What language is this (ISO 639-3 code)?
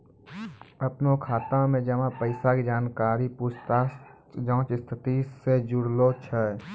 mai